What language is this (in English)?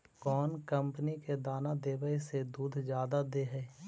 Magahi